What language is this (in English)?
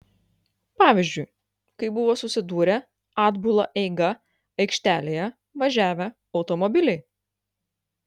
Lithuanian